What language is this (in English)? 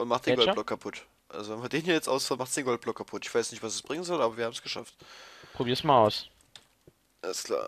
German